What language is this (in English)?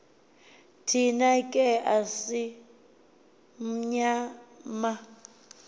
Xhosa